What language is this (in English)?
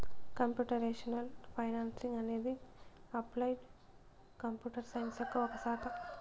Telugu